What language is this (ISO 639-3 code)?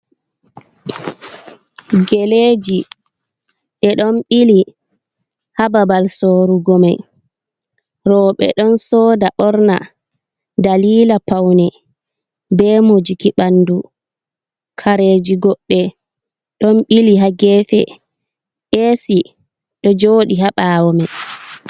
ful